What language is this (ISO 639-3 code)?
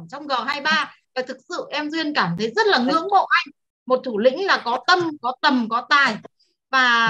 vie